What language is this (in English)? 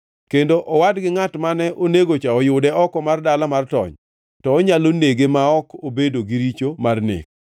Luo (Kenya and Tanzania)